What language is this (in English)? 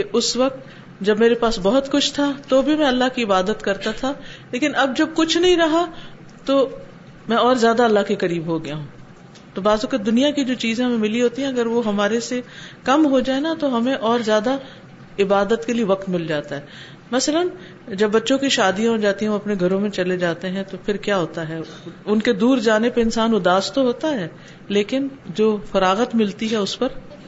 Urdu